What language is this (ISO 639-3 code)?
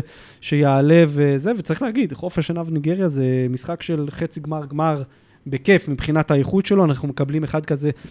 heb